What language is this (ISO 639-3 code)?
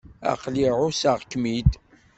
kab